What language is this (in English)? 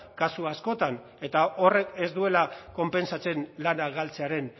Basque